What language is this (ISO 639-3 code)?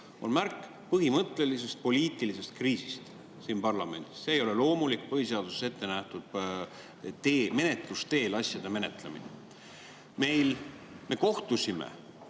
est